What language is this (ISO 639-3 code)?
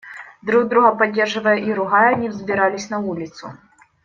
rus